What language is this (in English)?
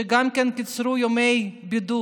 Hebrew